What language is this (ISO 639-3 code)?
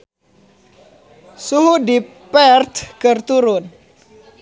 sun